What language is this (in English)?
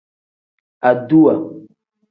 Tem